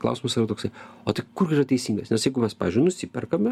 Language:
Lithuanian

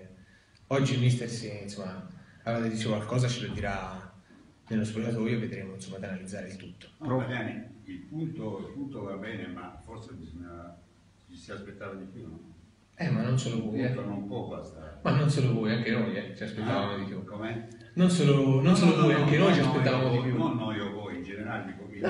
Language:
Italian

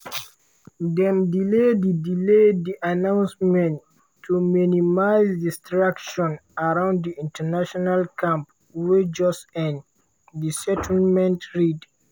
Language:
Nigerian Pidgin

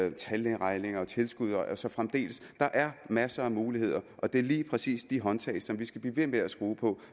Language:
Danish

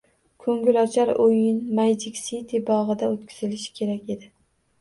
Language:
Uzbek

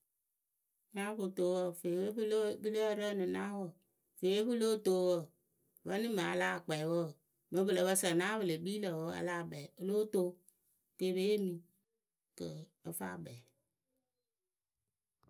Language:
Akebu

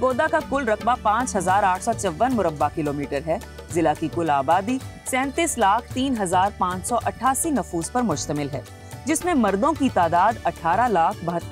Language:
Hindi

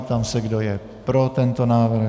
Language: Czech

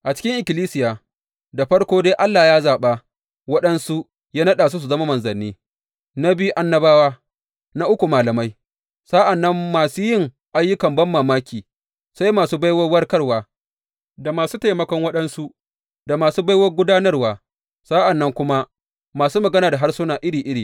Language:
Hausa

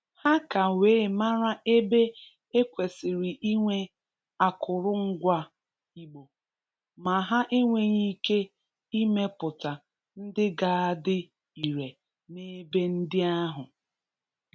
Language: Igbo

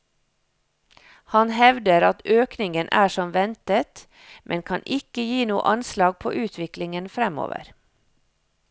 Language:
Norwegian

